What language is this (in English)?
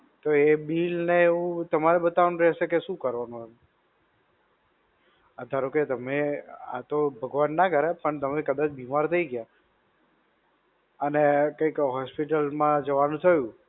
Gujarati